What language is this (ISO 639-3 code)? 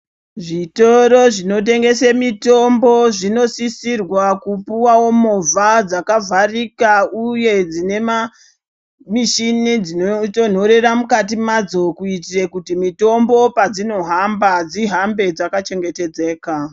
ndc